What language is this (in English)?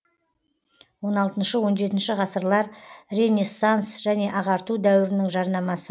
Kazakh